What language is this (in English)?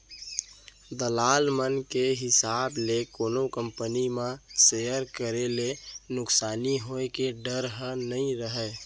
Chhattisgarhi